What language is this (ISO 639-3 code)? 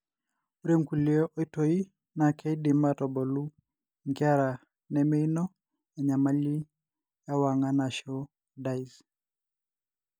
mas